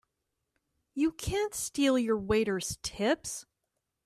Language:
English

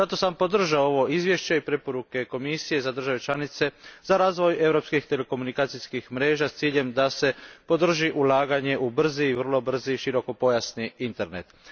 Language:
Croatian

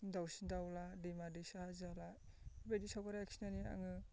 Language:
Bodo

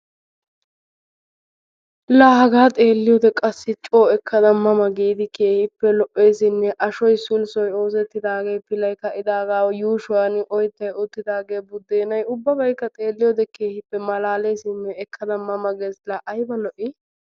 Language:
Wolaytta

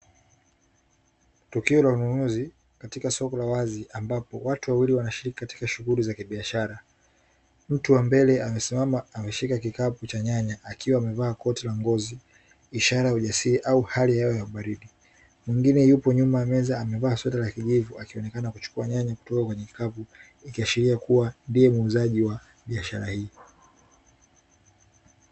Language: Swahili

